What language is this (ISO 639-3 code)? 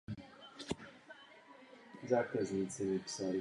ces